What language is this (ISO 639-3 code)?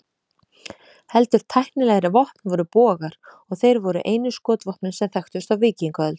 isl